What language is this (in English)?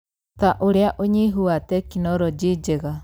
Kikuyu